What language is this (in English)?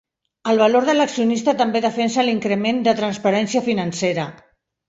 Catalan